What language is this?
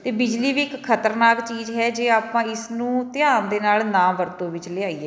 Punjabi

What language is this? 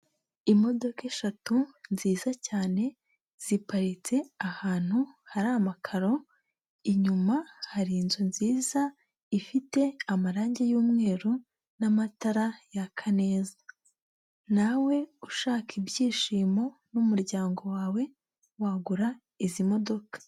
Kinyarwanda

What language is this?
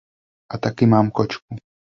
Czech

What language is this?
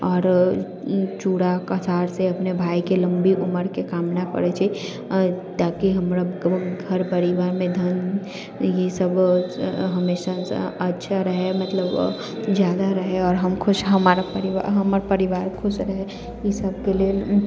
Maithili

